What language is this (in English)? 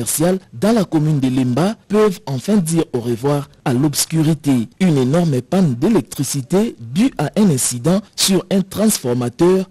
French